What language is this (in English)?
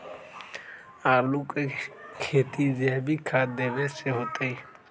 Magahi